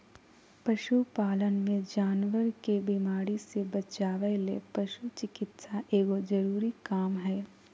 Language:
Magahi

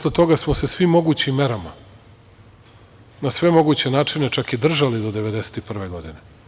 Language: Serbian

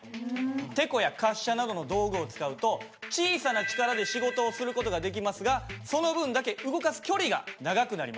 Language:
Japanese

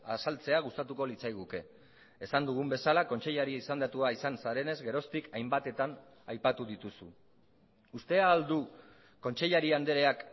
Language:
Basque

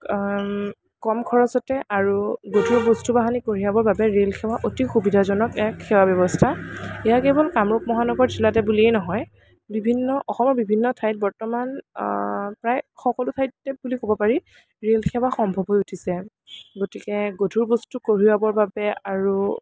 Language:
Assamese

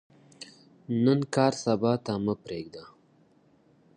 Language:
Pashto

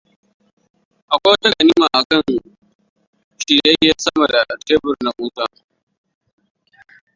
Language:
Hausa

